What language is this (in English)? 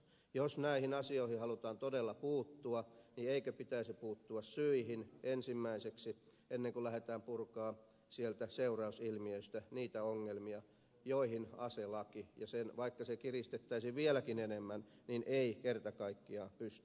Finnish